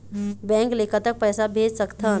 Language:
Chhattisgarhi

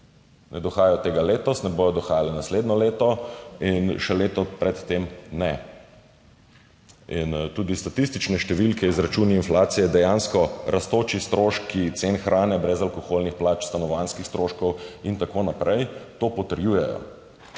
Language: Slovenian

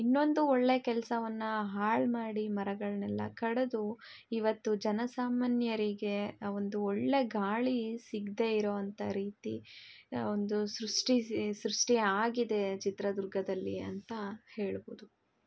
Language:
Kannada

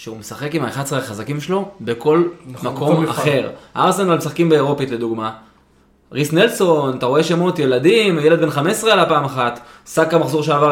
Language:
Hebrew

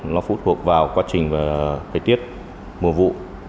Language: Vietnamese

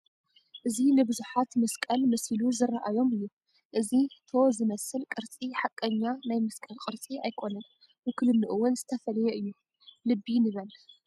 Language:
Tigrinya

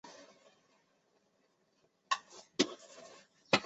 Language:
Chinese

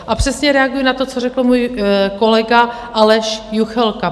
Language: Czech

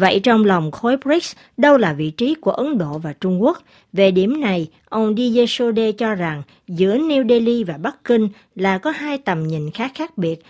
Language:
Vietnamese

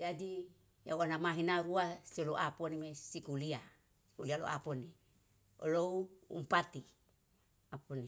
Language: Yalahatan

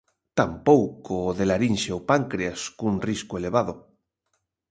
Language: Galician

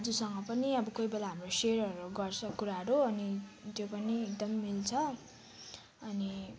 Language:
Nepali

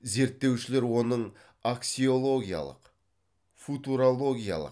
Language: Kazakh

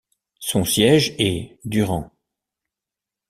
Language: French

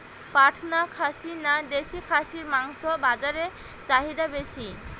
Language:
Bangla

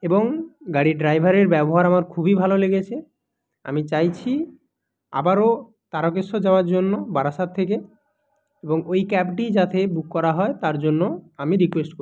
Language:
Bangla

